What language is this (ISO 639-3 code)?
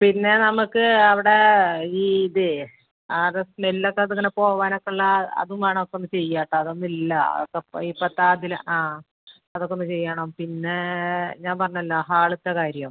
mal